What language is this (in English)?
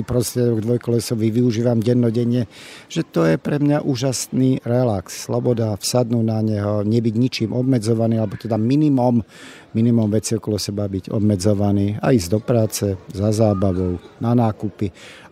Slovak